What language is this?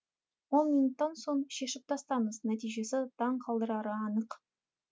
Kazakh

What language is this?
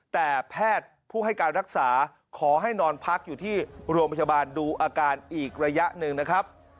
Thai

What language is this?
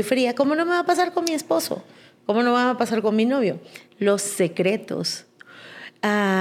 Spanish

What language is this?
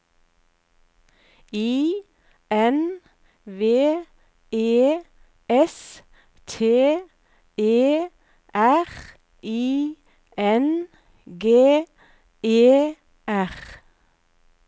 Norwegian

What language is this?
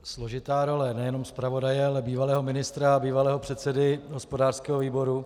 Czech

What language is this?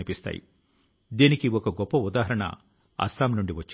Telugu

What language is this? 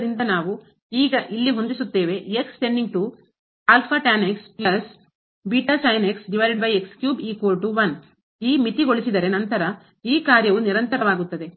Kannada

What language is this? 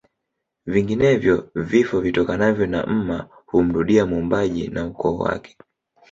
Swahili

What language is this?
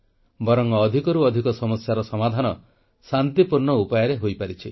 Odia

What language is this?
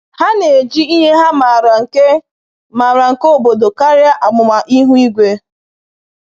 Igbo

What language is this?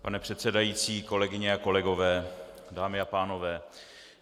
Czech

